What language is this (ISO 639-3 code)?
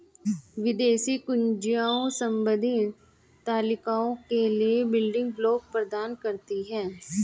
hin